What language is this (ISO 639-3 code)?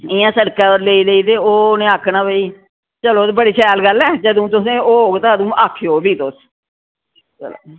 doi